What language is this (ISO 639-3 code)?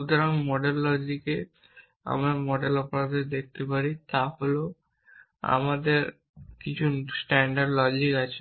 ben